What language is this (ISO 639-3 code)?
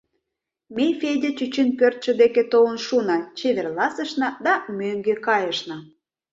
chm